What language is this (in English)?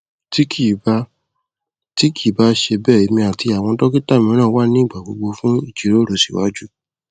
Yoruba